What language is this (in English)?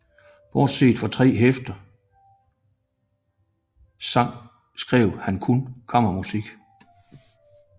Danish